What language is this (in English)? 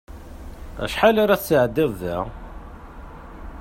Kabyle